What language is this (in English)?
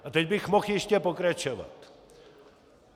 Czech